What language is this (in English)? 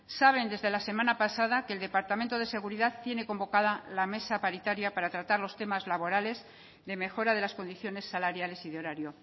Spanish